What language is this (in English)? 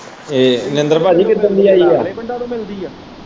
Punjabi